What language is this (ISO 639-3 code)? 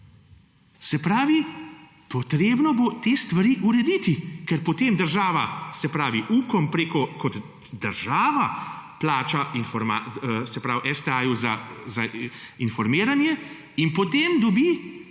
slv